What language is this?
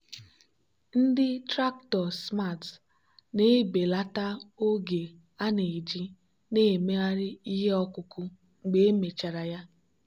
Igbo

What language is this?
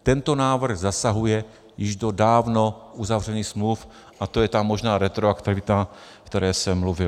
Czech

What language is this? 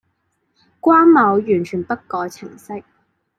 Chinese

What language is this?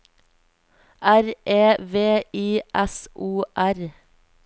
Norwegian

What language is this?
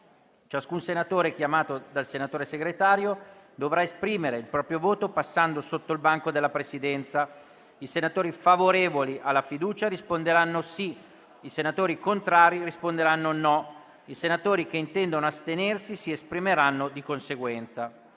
Italian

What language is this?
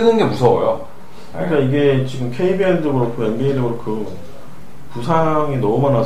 Korean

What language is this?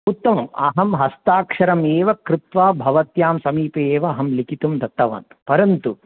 Sanskrit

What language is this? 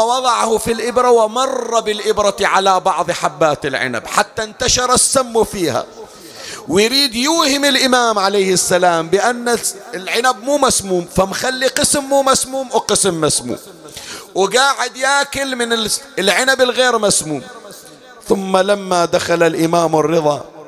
Arabic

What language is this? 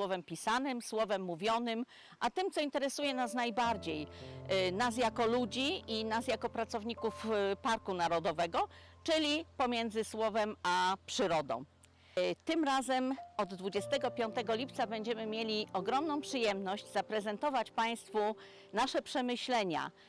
Polish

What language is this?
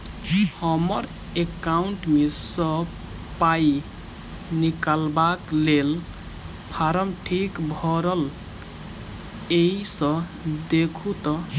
Maithili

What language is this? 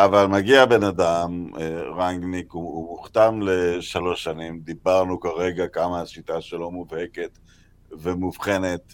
Hebrew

